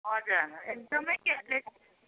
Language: Nepali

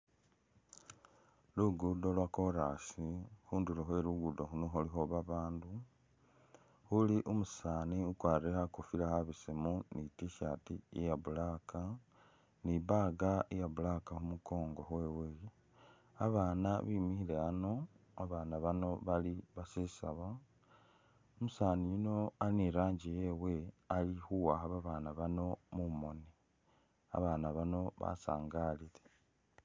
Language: Masaaba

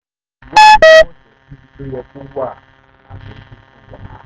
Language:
Yoruba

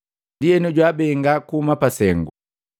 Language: Matengo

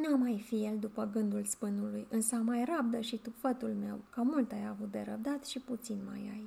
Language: Romanian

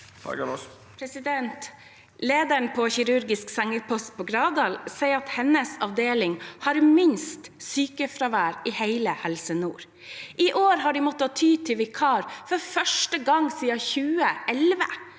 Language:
Norwegian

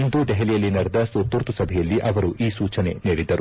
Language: Kannada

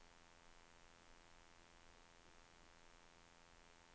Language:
Swedish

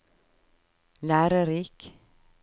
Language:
Norwegian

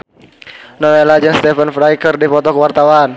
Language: Sundanese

